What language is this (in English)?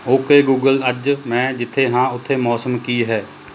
Punjabi